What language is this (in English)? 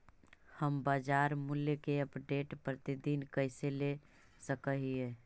Magahi